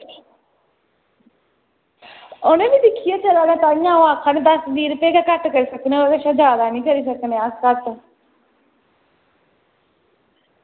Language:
Dogri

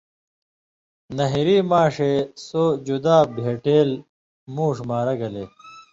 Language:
Indus Kohistani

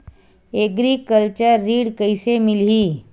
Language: Chhattisgarhi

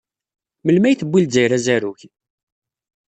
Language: Kabyle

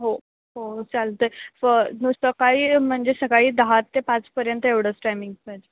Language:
Marathi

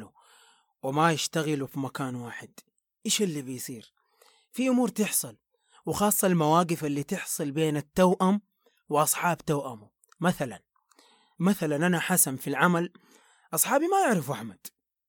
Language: Arabic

